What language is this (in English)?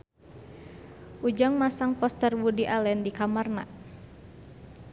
Sundanese